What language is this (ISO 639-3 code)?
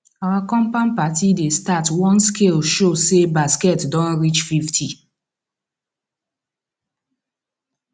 pcm